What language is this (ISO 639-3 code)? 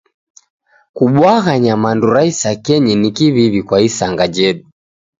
dav